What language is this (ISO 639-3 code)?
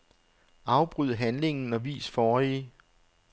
dan